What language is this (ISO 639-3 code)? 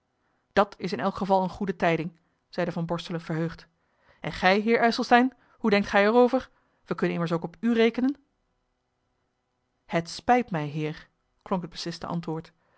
nld